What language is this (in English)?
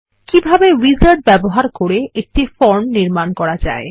Bangla